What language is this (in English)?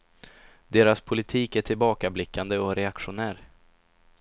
Swedish